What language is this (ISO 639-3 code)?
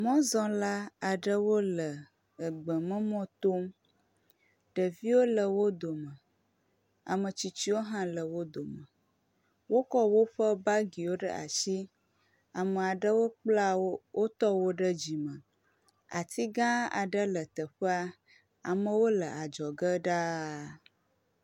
ewe